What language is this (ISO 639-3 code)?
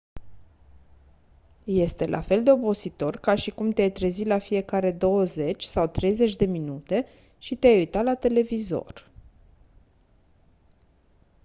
ron